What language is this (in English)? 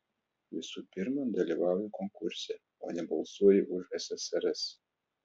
Lithuanian